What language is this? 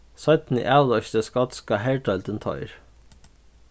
Faroese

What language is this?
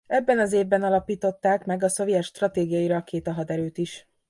Hungarian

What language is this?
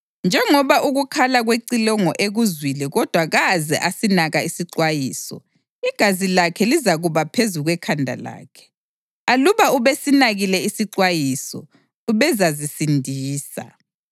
North Ndebele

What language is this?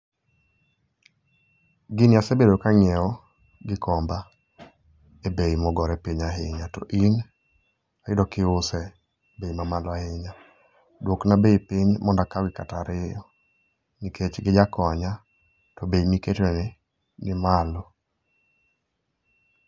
Luo (Kenya and Tanzania)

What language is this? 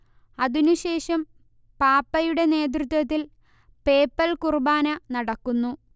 Malayalam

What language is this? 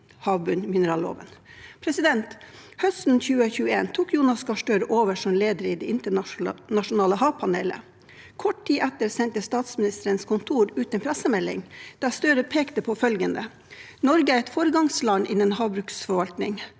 Norwegian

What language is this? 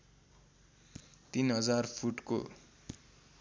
Nepali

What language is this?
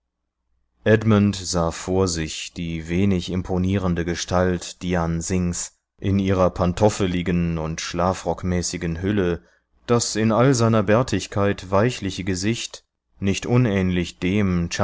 German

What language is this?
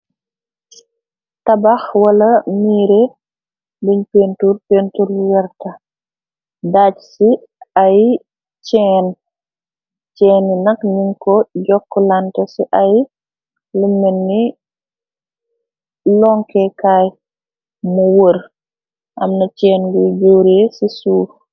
Wolof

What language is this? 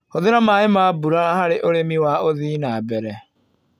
Kikuyu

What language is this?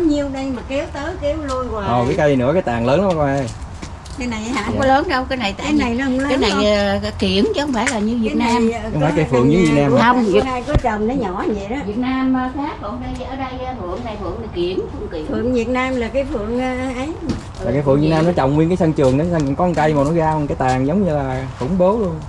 Vietnamese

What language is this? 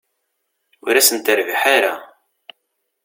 Kabyle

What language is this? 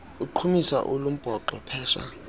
Xhosa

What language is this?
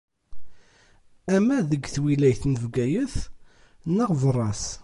Kabyle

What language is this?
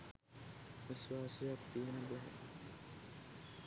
Sinhala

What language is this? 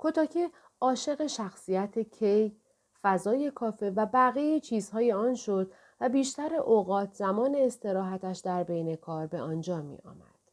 Persian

